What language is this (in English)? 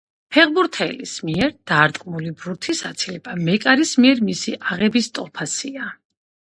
Georgian